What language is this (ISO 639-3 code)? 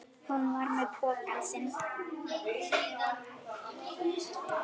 isl